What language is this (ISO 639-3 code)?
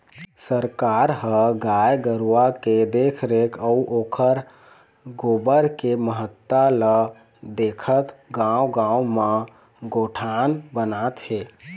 hne